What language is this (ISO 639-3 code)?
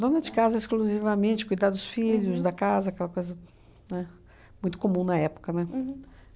por